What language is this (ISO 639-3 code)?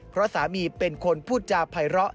tha